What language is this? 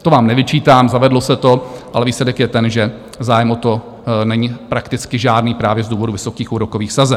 Czech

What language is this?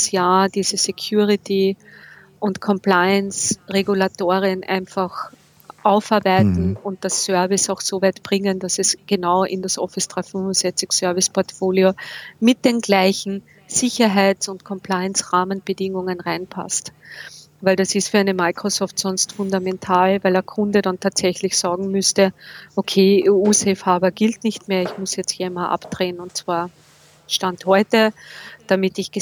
German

